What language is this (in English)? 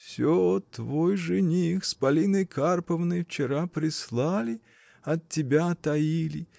Russian